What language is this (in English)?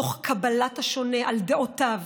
Hebrew